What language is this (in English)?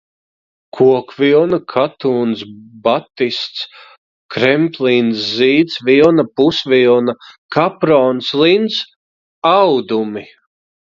Latvian